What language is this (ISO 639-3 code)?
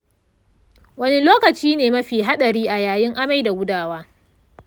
hau